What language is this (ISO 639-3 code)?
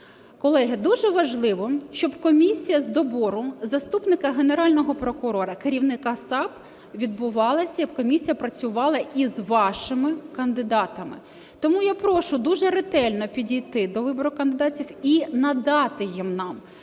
ukr